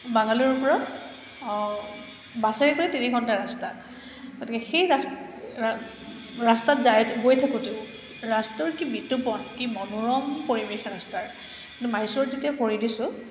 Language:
Assamese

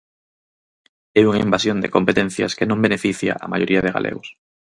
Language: Galician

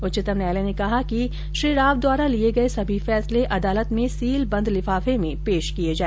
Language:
Hindi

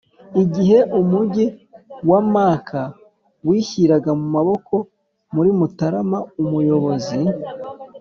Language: Kinyarwanda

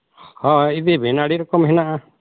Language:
Santali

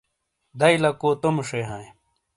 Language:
Shina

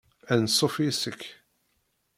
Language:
Kabyle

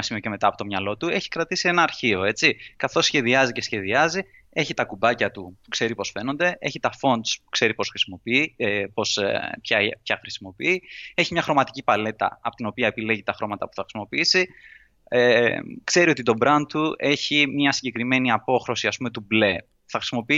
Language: Greek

